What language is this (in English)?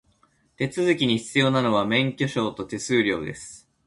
Japanese